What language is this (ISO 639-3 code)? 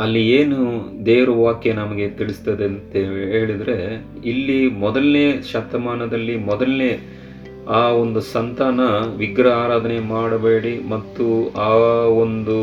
kan